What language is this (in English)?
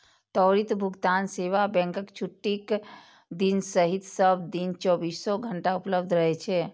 Maithili